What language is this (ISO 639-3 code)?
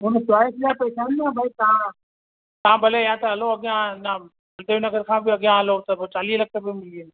snd